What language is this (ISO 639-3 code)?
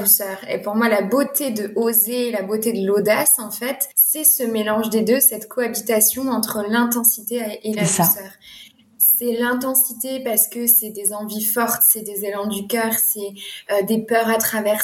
fra